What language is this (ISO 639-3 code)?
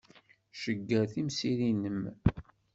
kab